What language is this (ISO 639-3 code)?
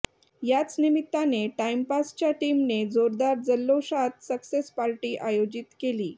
mar